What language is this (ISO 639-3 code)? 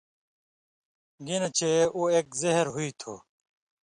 mvy